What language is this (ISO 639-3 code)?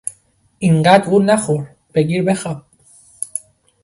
fas